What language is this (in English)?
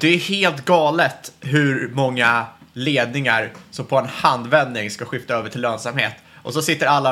Swedish